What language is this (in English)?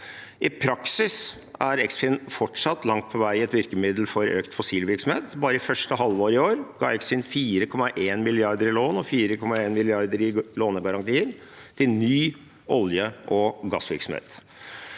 Norwegian